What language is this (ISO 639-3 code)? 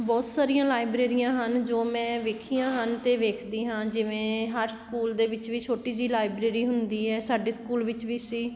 pan